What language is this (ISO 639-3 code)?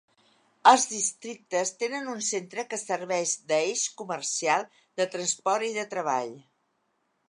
cat